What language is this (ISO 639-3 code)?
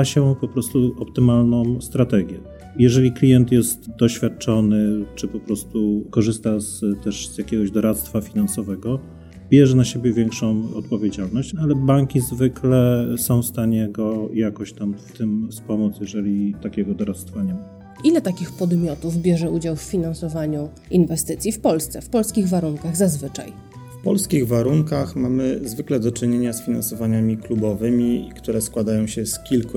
pol